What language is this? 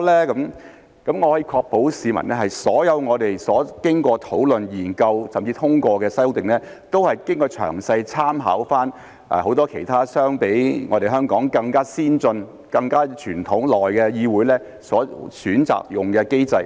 Cantonese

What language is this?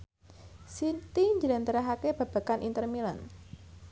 Javanese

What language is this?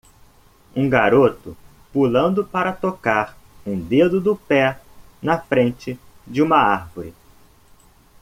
Portuguese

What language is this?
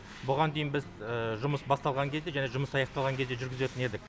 Kazakh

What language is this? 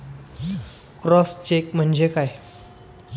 Marathi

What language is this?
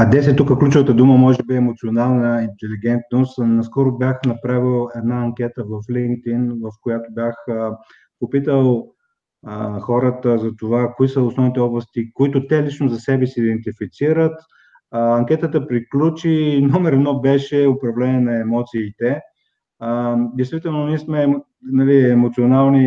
Bulgarian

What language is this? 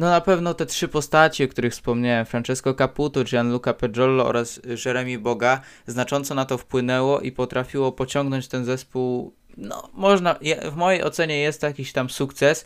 Polish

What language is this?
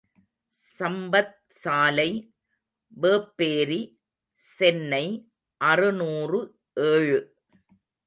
Tamil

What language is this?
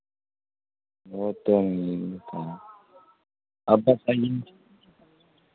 Urdu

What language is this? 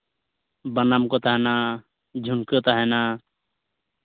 Santali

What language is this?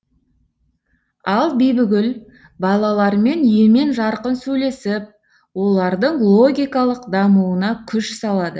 Kazakh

